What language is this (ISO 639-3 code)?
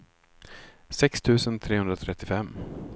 swe